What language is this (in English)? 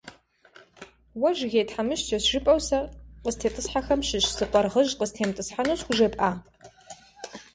Kabardian